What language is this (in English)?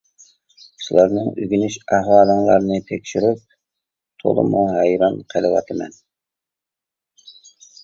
Uyghur